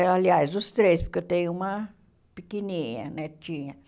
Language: Portuguese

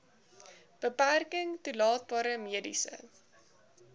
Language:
Afrikaans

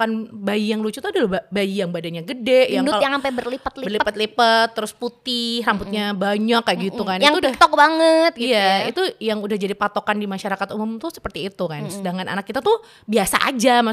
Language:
Indonesian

